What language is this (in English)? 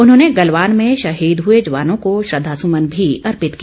Hindi